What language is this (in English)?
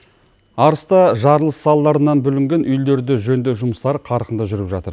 Kazakh